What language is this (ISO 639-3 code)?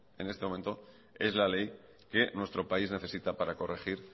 spa